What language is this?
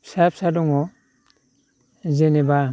Bodo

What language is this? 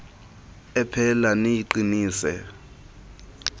Xhosa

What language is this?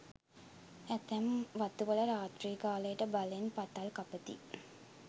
Sinhala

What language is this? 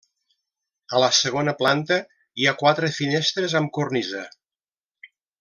Catalan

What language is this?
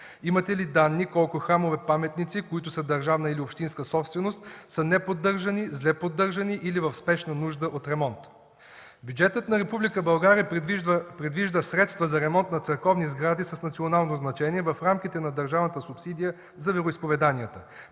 Bulgarian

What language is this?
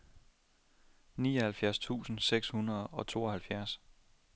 Danish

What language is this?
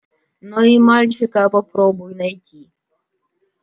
Russian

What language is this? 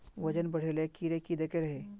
Magahi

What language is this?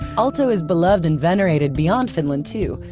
English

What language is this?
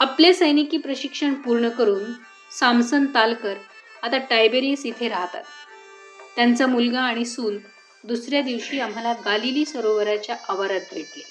Marathi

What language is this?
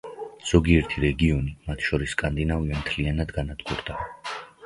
Georgian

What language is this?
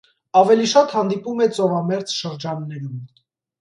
Armenian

